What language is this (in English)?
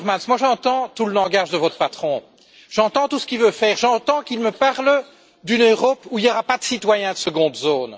French